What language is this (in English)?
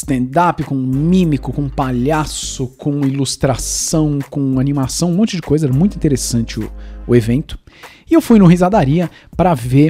Portuguese